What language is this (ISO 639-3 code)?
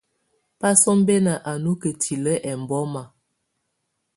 tvu